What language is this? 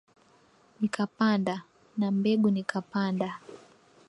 Swahili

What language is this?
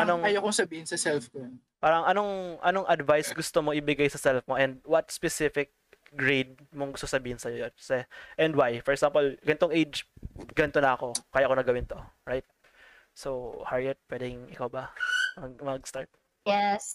Filipino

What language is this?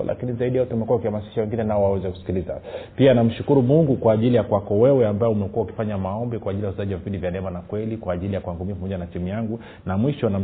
Swahili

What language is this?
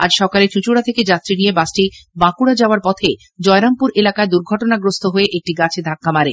Bangla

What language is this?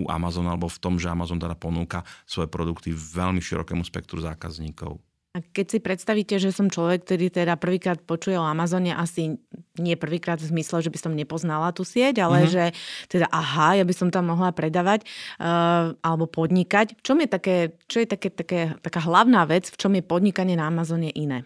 Slovak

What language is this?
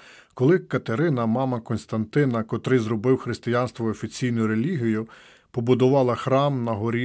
Ukrainian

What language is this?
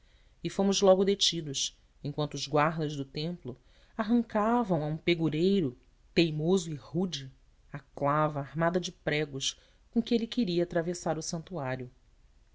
Portuguese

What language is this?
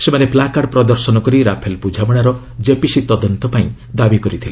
Odia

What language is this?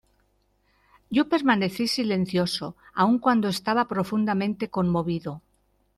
Spanish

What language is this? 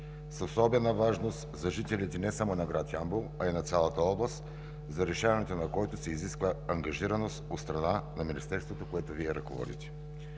Bulgarian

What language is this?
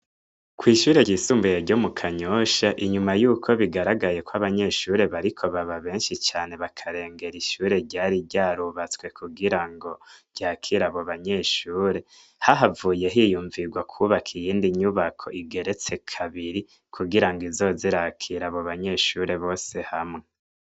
Rundi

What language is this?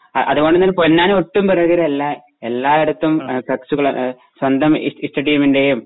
Malayalam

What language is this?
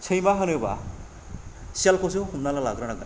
Bodo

